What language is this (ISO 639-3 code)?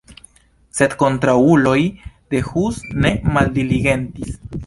epo